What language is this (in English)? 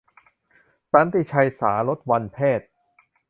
Thai